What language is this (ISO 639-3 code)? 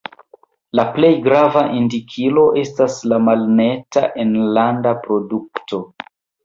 epo